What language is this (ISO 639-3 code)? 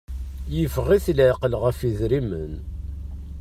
kab